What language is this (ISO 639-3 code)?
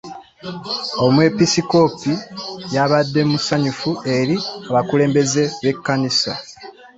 lug